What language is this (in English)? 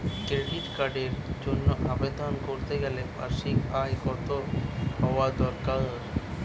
Bangla